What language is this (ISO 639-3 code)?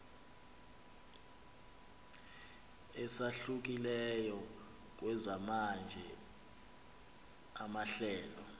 xho